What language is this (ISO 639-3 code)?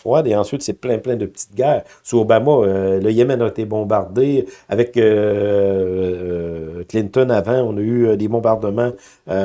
fra